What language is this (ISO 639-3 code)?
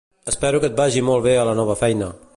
cat